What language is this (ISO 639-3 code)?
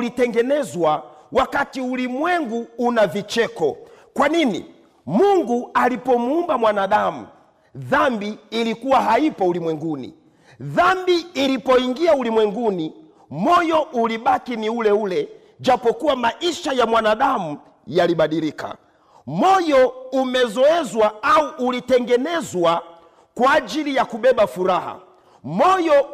swa